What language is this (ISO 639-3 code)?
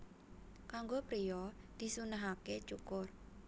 jav